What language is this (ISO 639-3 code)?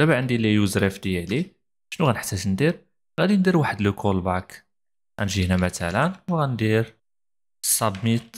ara